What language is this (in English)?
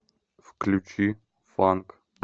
Russian